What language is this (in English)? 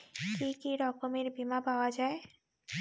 Bangla